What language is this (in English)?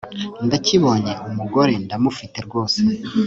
Kinyarwanda